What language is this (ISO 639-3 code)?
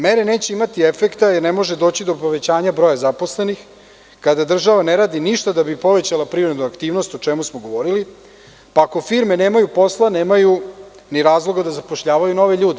srp